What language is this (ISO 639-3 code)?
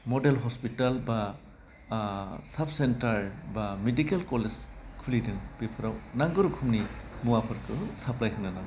brx